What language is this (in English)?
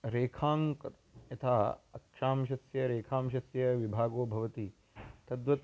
Sanskrit